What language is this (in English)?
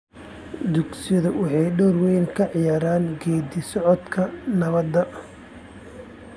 Somali